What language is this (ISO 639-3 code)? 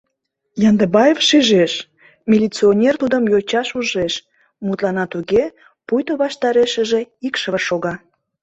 chm